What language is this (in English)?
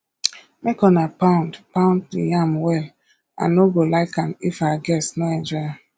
Nigerian Pidgin